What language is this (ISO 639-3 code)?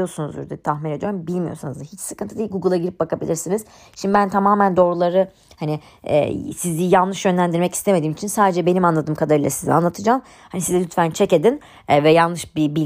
tur